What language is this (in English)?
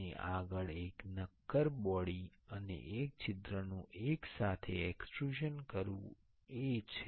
Gujarati